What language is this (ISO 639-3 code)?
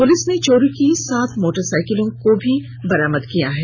hin